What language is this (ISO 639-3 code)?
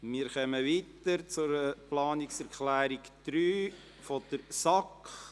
gsw